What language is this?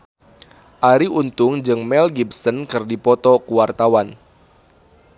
Sundanese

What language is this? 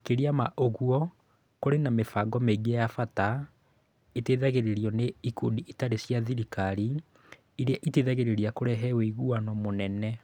Kikuyu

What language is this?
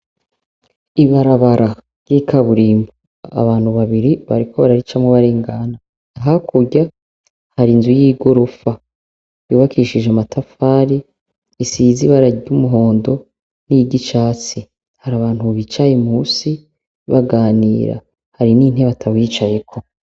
Rundi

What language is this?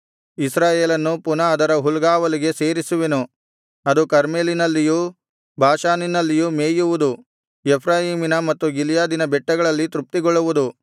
Kannada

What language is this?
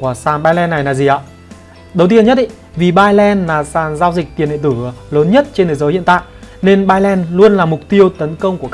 Vietnamese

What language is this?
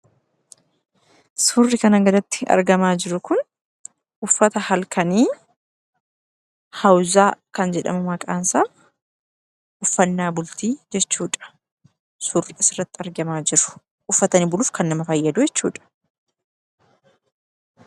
Oromo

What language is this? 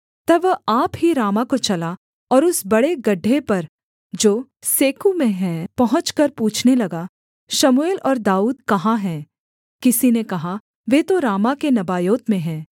Hindi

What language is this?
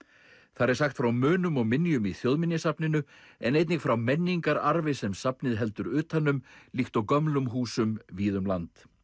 Icelandic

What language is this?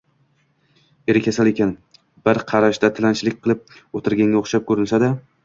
Uzbek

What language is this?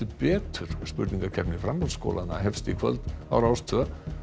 Icelandic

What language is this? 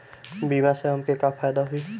Bhojpuri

